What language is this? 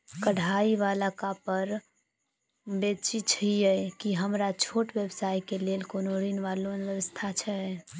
Maithili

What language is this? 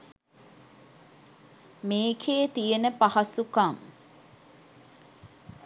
Sinhala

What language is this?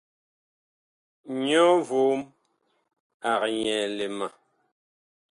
Bakoko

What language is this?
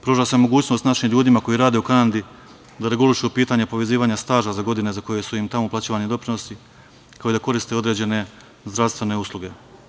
Serbian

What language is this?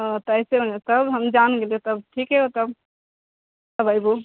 Maithili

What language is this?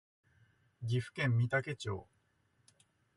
Japanese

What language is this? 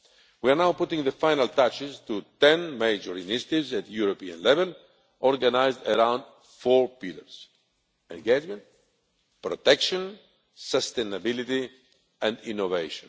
English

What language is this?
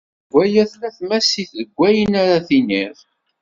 Kabyle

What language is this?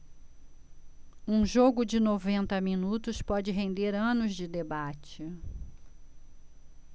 Portuguese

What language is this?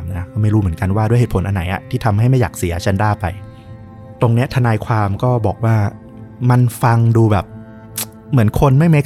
Thai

